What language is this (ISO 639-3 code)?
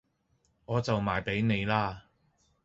yue